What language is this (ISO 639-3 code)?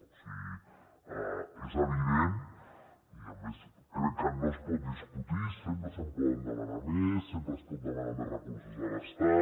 cat